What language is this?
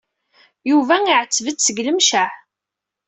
Kabyle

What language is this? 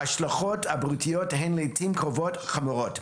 Hebrew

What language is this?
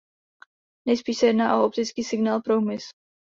Czech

